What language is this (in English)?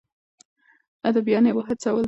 Pashto